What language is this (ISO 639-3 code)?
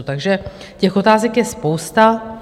ces